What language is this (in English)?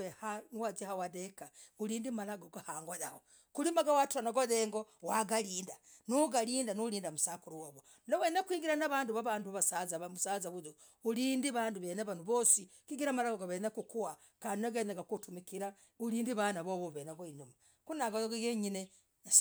Logooli